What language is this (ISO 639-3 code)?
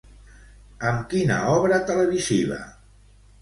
cat